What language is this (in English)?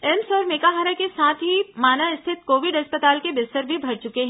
Hindi